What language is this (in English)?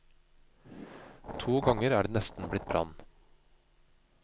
Norwegian